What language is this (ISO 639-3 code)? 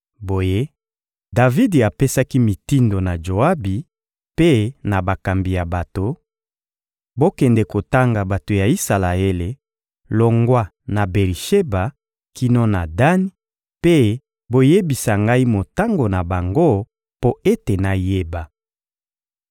lin